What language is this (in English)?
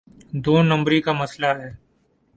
Urdu